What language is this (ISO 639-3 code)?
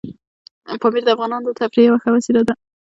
pus